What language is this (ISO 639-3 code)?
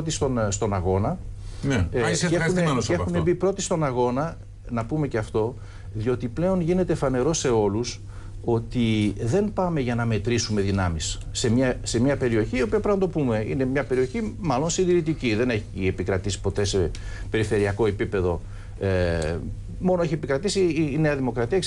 ell